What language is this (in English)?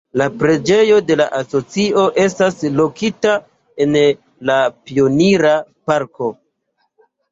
Esperanto